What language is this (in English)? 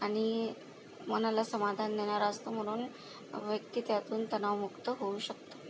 Marathi